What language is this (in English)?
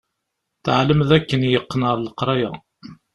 Kabyle